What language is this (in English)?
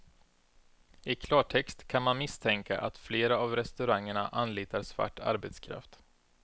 Swedish